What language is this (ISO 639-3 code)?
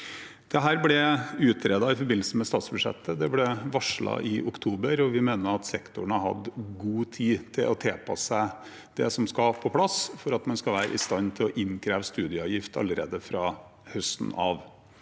nor